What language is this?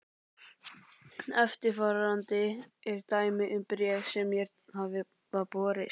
Icelandic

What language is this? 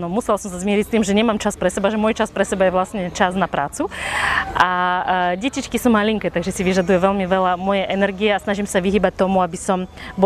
Slovak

